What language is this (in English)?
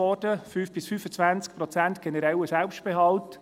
Swiss German